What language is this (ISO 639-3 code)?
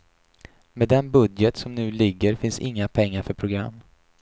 swe